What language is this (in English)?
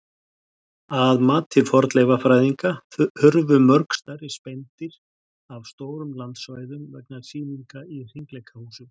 Icelandic